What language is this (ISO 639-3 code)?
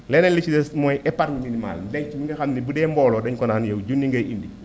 wol